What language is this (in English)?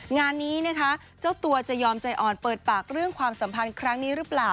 Thai